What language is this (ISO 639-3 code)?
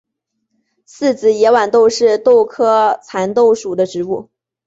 zho